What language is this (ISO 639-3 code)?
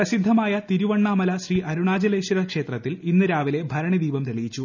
mal